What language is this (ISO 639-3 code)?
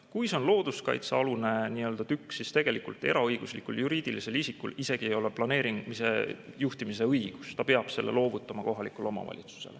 est